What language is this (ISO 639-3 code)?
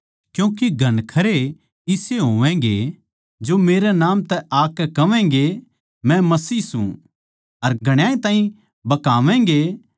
bgc